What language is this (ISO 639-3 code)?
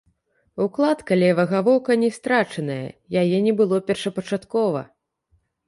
bel